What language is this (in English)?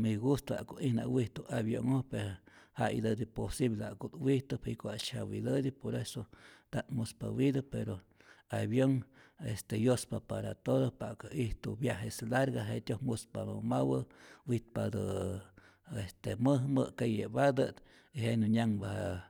Rayón Zoque